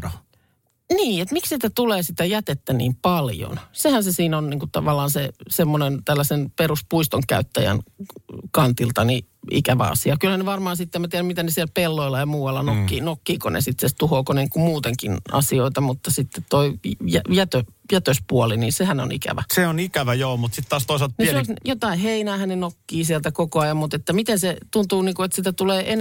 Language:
Finnish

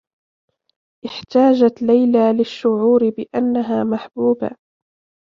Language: Arabic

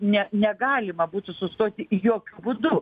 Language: Lithuanian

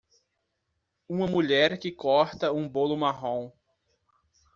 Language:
Portuguese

